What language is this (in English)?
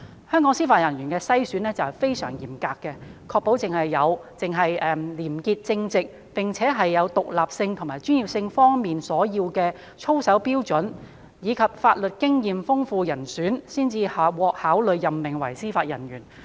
Cantonese